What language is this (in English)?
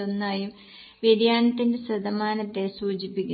Malayalam